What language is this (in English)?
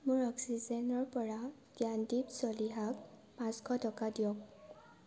Assamese